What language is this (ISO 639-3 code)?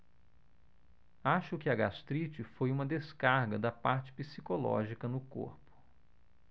por